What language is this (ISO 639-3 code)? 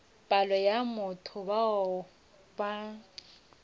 nso